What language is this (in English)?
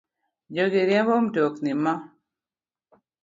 Luo (Kenya and Tanzania)